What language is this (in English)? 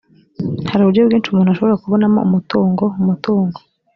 Kinyarwanda